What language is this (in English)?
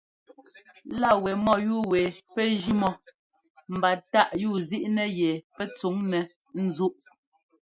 Ngomba